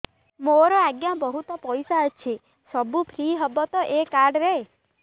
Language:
Odia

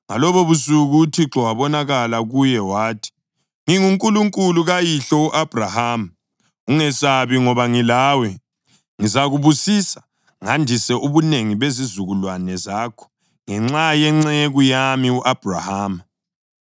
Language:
North Ndebele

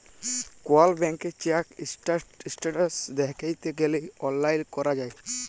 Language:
Bangla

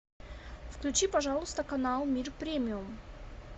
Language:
Russian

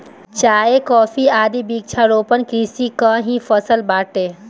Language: Bhojpuri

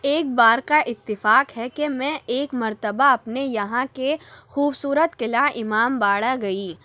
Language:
Urdu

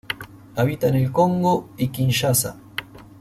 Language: Spanish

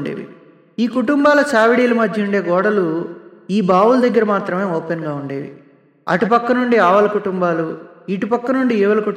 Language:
Telugu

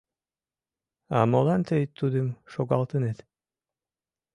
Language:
Mari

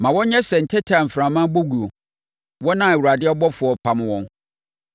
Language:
Akan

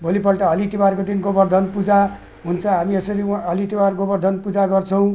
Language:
Nepali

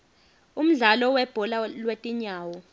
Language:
Swati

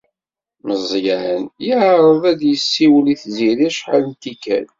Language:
Kabyle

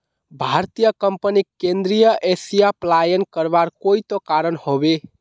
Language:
Magahi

